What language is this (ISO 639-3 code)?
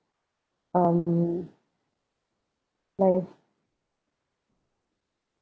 eng